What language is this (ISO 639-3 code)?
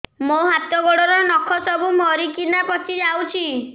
ori